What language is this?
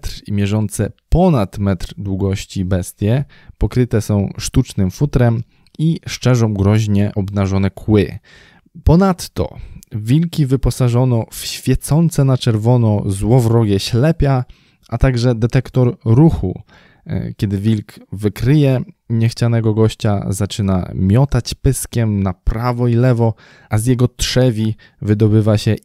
Polish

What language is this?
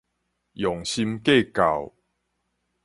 Min Nan Chinese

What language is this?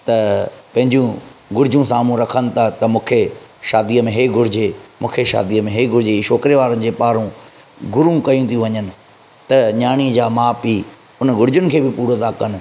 Sindhi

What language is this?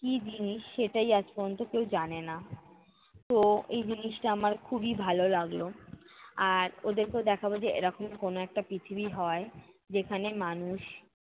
Bangla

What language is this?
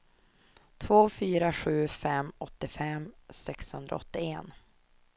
Swedish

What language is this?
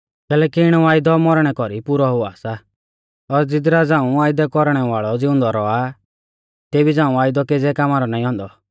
Mahasu Pahari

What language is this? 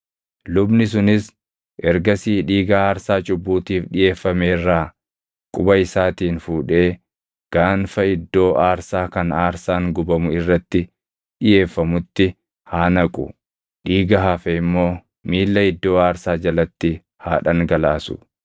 Oromo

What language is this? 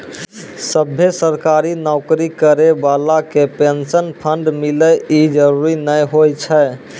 Maithili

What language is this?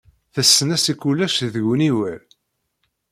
Kabyle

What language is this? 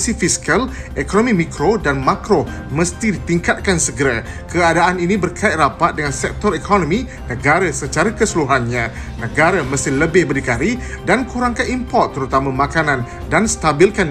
Malay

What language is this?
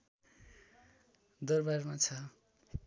Nepali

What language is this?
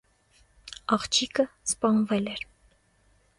Armenian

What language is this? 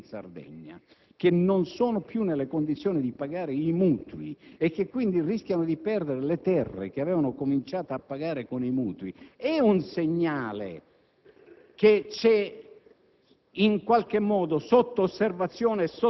Italian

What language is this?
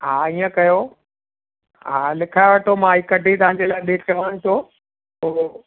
Sindhi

